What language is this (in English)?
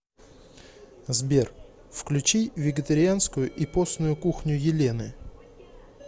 Russian